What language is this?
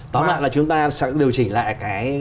Vietnamese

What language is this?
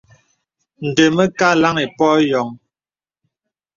Bebele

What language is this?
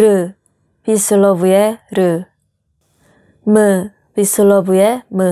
Korean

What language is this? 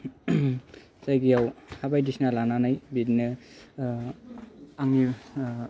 Bodo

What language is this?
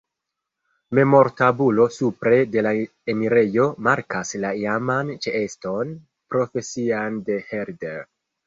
Esperanto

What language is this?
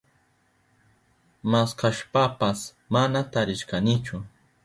Southern Pastaza Quechua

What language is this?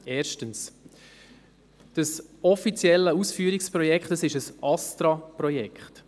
Swiss German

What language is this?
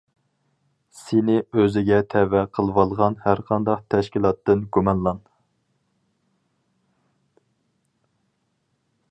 Uyghur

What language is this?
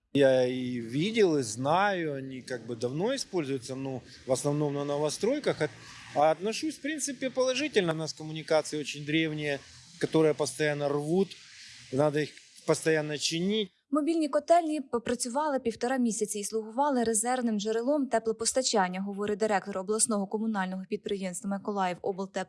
Ukrainian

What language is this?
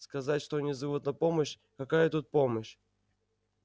Russian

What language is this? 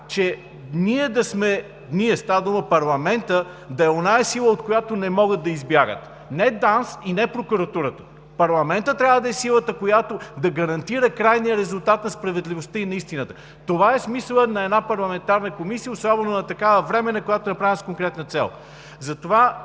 Bulgarian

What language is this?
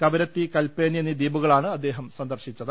Malayalam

